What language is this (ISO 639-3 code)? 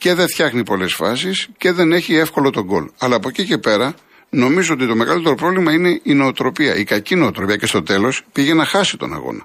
ell